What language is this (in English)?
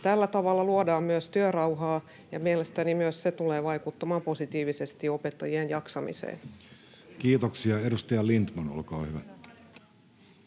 Finnish